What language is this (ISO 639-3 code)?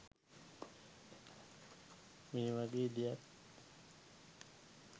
sin